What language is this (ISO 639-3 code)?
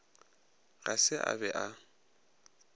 nso